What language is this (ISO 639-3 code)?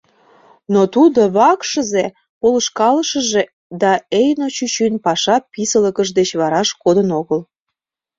chm